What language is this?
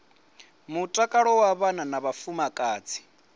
Venda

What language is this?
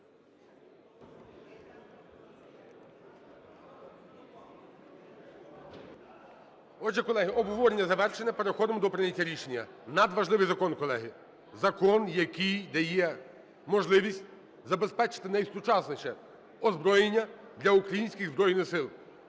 Ukrainian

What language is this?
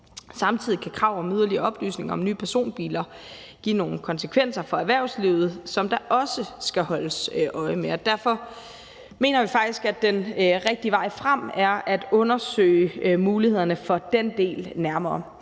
Danish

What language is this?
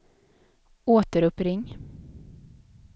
Swedish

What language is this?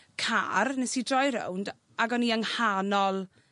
Welsh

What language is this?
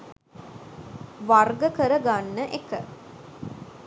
Sinhala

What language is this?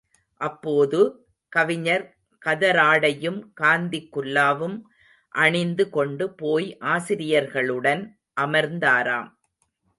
Tamil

